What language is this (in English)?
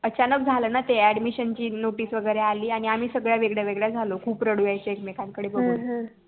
Marathi